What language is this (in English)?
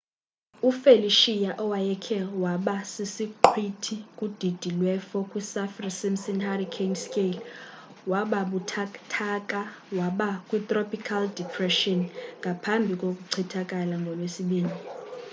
Xhosa